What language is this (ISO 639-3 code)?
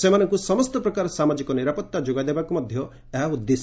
ori